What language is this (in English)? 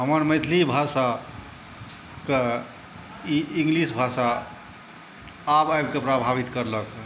Maithili